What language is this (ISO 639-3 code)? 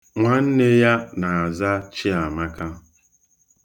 ibo